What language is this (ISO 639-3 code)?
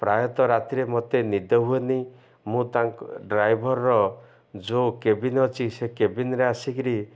ori